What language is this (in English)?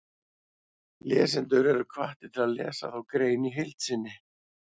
Icelandic